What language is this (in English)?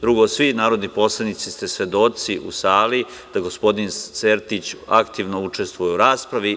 Serbian